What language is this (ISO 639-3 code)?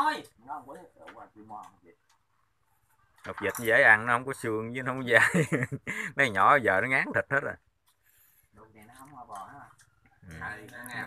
vie